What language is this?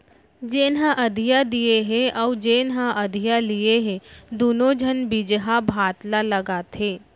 Chhattisgarhi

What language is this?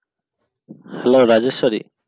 Bangla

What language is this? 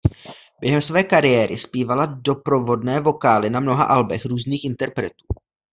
Czech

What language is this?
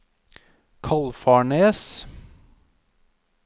Norwegian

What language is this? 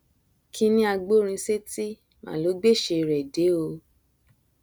Yoruba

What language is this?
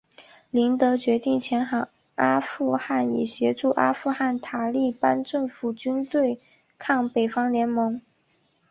Chinese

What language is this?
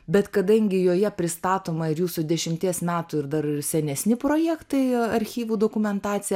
Lithuanian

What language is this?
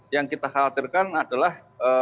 Indonesian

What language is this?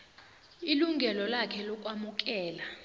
South Ndebele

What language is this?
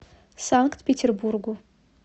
Russian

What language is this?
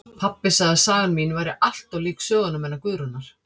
Icelandic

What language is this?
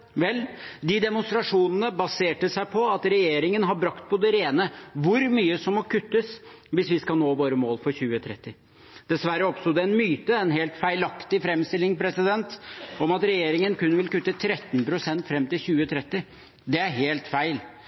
Norwegian Bokmål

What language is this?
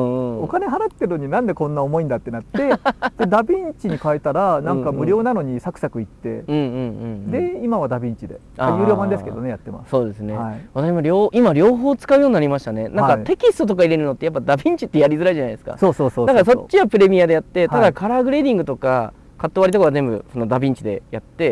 Japanese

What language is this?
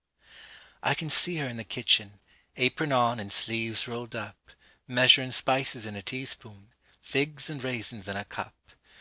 English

